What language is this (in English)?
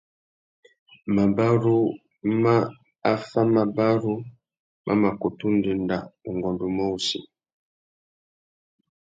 Tuki